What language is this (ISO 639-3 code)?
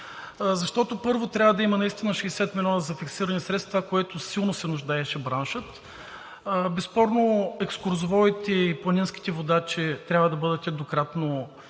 bul